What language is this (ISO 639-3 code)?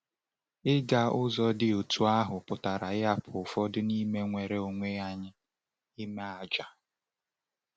ibo